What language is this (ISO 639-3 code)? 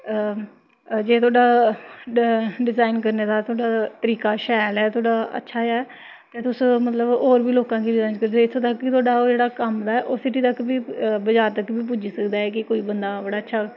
doi